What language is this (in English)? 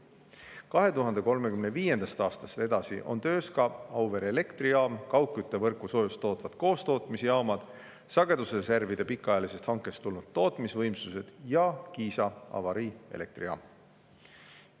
Estonian